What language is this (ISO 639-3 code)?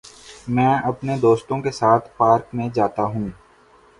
urd